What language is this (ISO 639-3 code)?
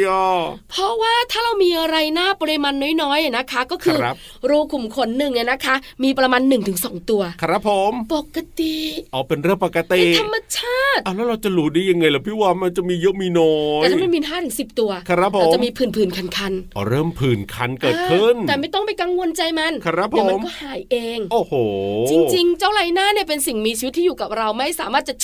tha